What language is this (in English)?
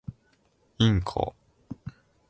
Japanese